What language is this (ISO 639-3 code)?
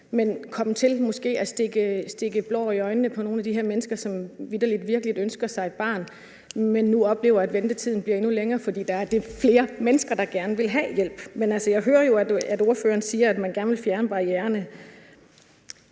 dan